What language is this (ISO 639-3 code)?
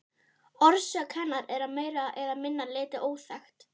isl